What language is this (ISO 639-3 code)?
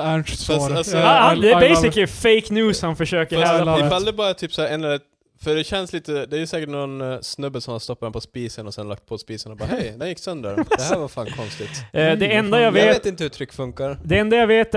swe